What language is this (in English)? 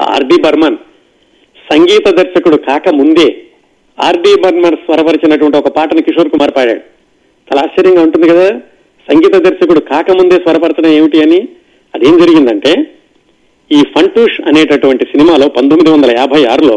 Telugu